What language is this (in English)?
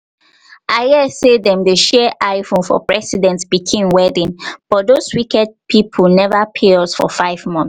Nigerian Pidgin